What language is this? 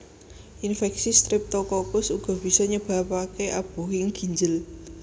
Javanese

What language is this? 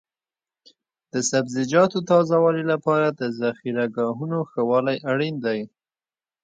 Pashto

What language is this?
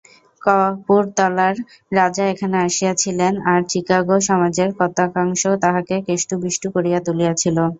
Bangla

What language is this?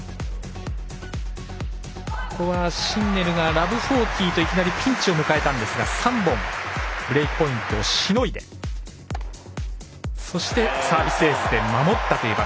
Japanese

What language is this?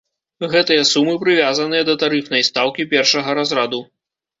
Belarusian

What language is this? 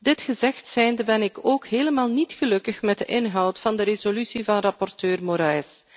Dutch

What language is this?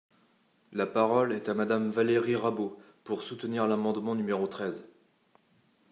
French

